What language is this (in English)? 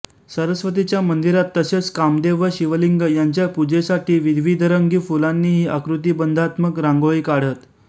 Marathi